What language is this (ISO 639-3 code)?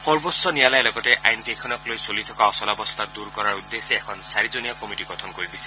asm